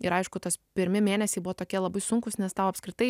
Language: Lithuanian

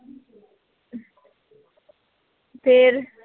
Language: Punjabi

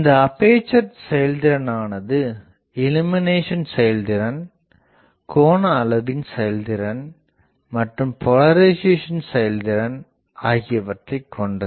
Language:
Tamil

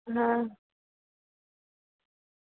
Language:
Gujarati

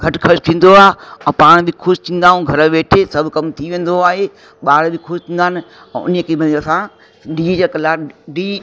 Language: Sindhi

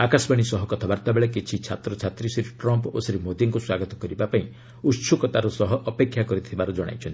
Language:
Odia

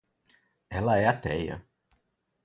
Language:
Portuguese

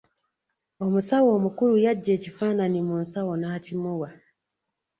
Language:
Ganda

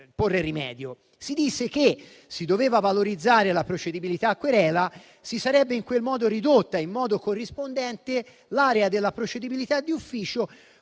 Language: Italian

